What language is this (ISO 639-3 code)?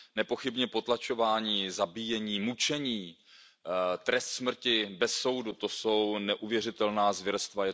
ces